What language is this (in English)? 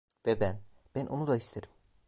Turkish